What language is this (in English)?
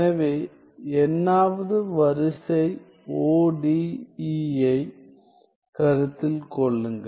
Tamil